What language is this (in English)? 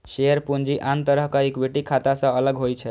Maithili